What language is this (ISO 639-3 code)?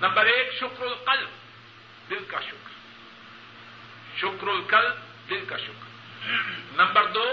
urd